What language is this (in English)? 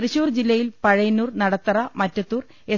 Malayalam